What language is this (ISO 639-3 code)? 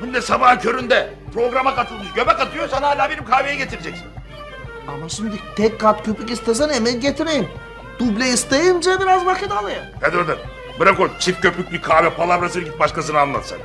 tur